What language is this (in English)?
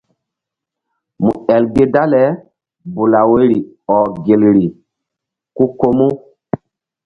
Mbum